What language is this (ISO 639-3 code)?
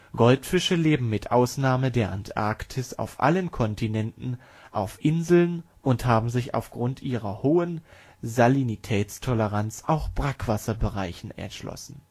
deu